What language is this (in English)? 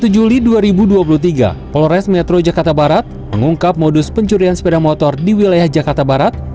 Indonesian